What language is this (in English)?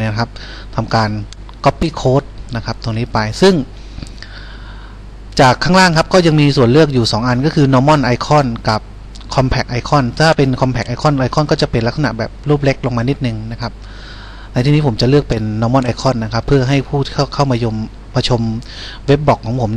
Thai